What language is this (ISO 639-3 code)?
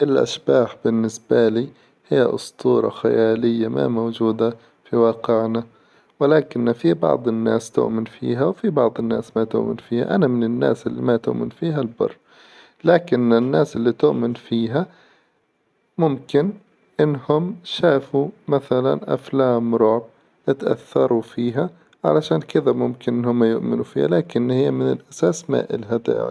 acw